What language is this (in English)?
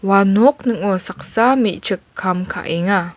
Garo